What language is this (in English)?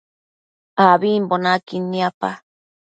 Matsés